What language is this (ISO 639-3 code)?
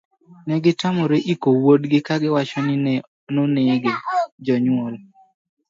luo